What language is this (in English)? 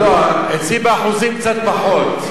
Hebrew